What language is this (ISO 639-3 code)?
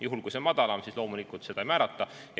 est